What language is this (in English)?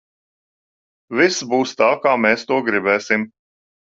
Latvian